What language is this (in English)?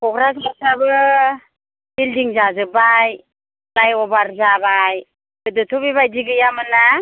Bodo